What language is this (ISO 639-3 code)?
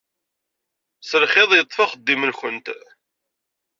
kab